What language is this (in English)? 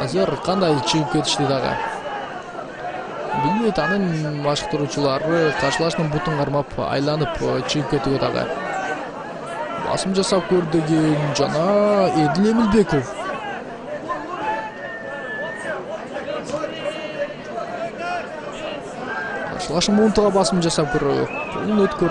Russian